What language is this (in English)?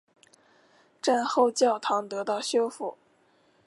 Chinese